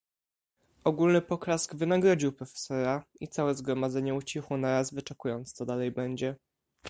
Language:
Polish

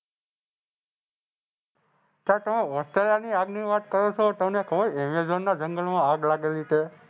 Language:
Gujarati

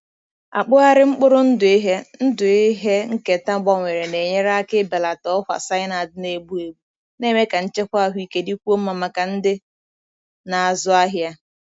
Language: Igbo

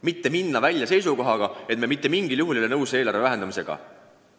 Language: Estonian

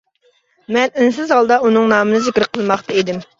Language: Uyghur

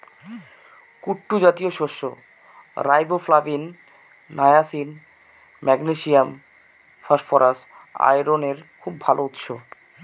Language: Bangla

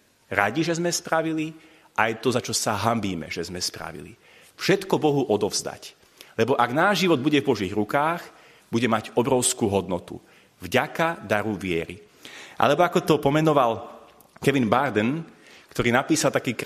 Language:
Slovak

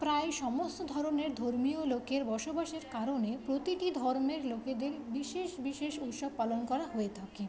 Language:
Bangla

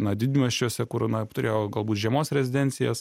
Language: Lithuanian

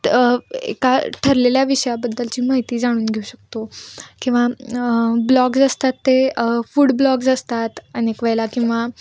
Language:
Marathi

